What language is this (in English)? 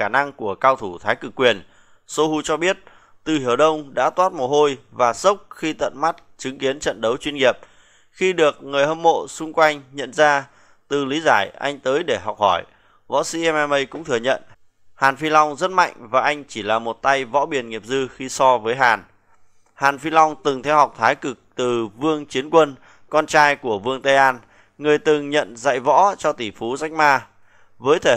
Vietnamese